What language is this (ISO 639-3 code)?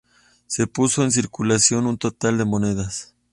spa